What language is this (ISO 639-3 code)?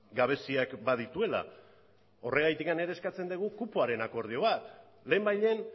eus